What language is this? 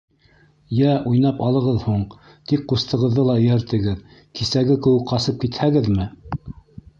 Bashkir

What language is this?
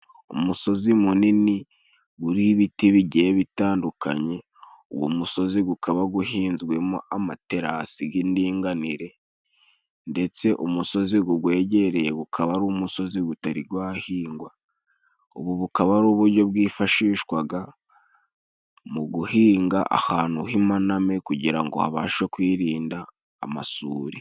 Kinyarwanda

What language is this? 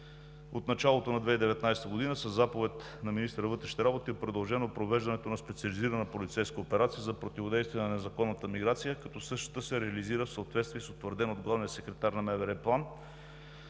Bulgarian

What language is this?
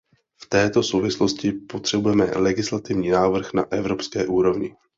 Czech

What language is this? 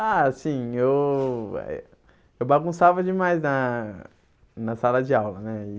Portuguese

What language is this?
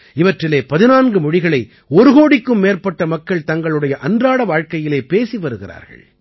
Tamil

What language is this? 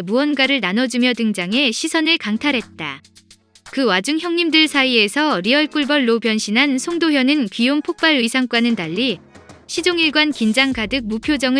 Korean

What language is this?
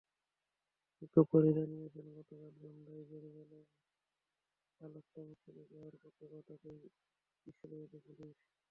Bangla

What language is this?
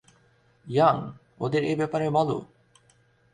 Bangla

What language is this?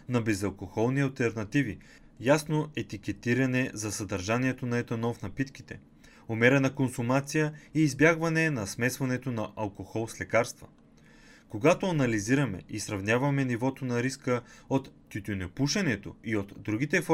Bulgarian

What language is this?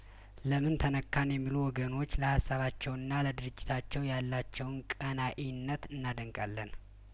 Amharic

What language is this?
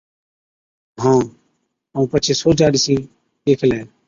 Od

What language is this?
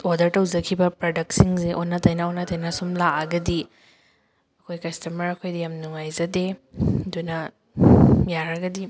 Manipuri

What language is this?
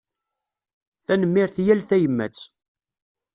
Kabyle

